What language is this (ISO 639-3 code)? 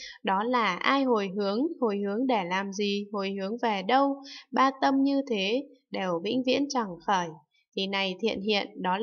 vie